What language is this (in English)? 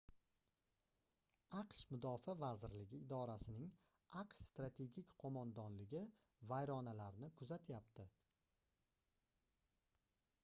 Uzbek